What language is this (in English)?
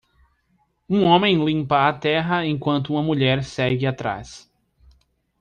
Portuguese